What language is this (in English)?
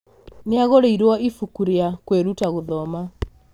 Kikuyu